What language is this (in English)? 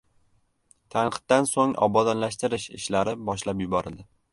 Uzbek